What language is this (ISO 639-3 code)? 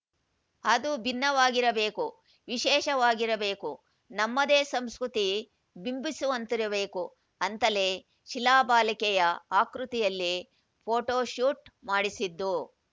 kan